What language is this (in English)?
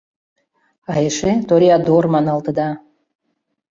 Mari